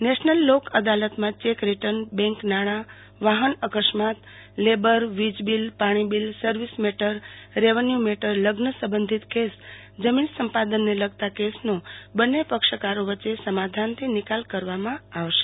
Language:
Gujarati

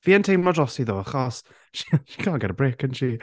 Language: Welsh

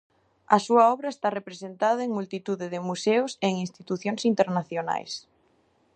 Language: Galician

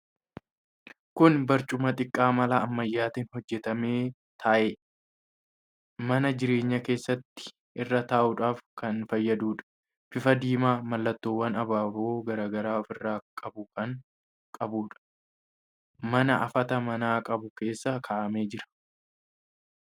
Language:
Oromo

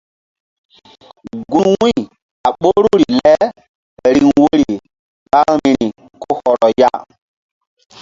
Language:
Mbum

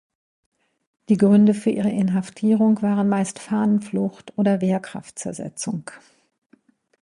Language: German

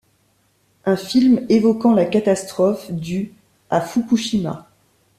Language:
French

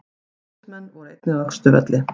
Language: Icelandic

